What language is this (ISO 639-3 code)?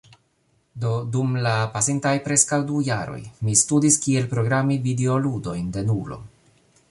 epo